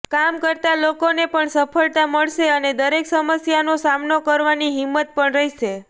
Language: Gujarati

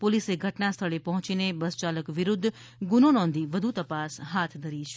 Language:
Gujarati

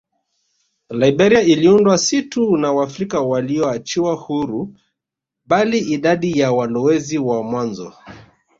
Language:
Swahili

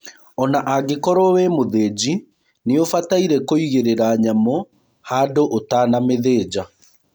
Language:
Kikuyu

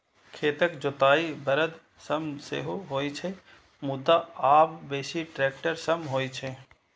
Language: Maithili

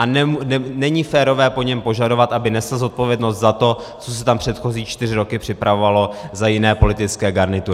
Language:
Czech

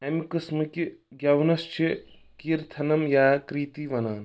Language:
Kashmiri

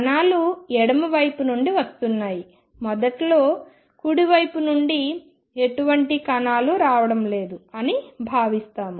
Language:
Telugu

